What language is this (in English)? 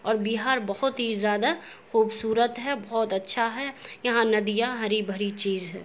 Urdu